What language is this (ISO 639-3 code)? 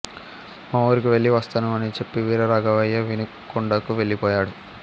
tel